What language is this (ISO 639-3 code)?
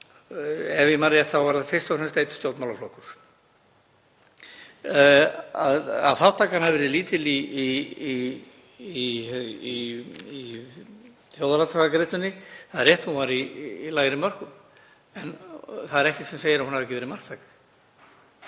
isl